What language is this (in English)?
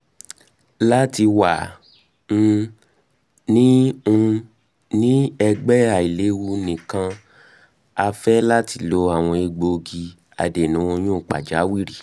Yoruba